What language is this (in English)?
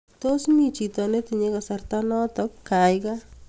Kalenjin